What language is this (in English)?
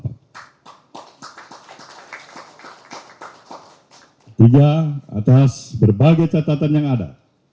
Indonesian